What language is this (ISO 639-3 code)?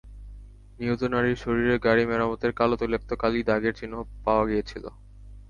ben